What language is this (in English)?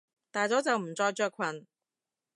Cantonese